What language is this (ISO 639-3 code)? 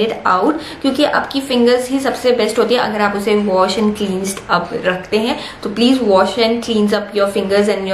hin